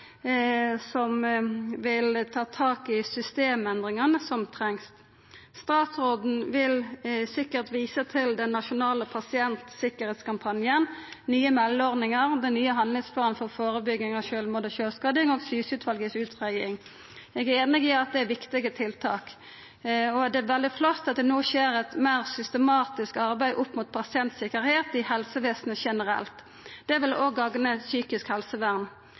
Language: Norwegian Nynorsk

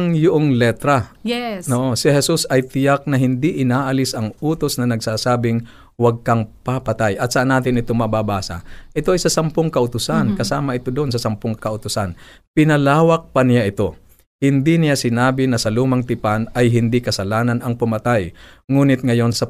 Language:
Filipino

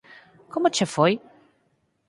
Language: Galician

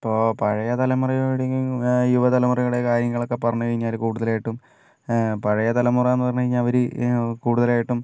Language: Malayalam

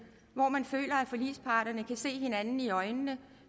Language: Danish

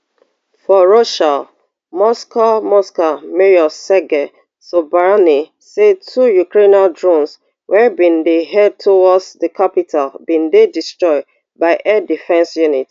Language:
Nigerian Pidgin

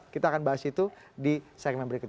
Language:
Indonesian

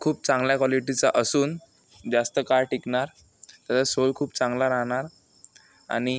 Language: Marathi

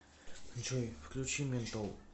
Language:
Russian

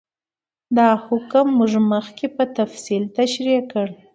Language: Pashto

